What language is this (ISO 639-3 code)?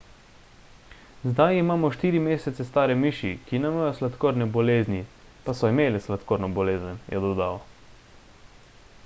slv